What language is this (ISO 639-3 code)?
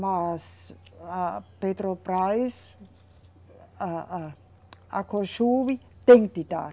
por